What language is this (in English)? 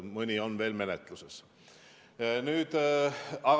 Estonian